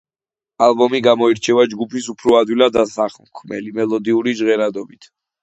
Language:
Georgian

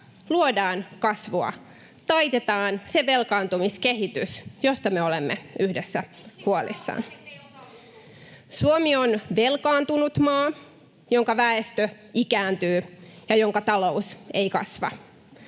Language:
Finnish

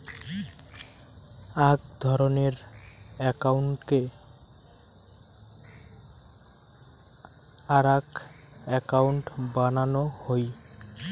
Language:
Bangla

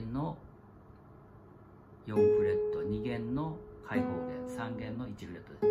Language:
Japanese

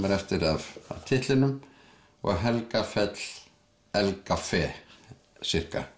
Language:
Icelandic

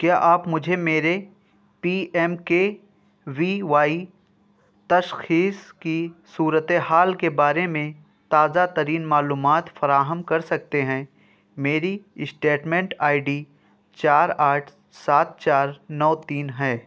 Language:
Urdu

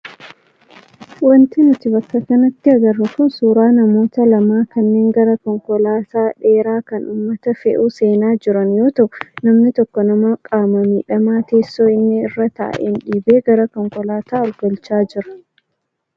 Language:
Oromo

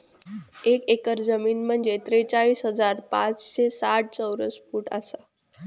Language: Marathi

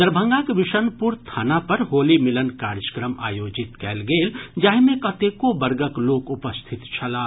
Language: Maithili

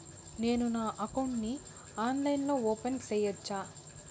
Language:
Telugu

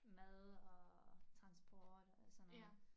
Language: Danish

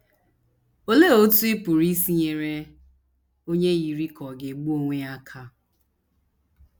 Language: Igbo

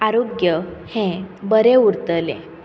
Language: Konkani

